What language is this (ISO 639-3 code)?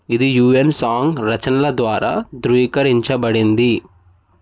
tel